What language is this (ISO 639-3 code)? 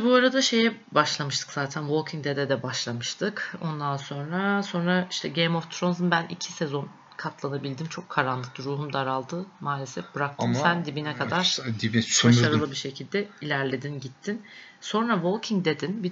tur